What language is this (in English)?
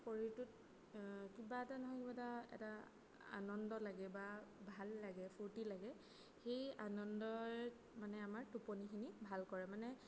Assamese